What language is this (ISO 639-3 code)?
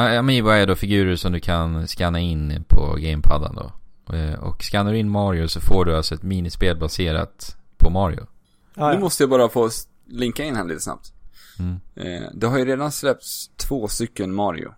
swe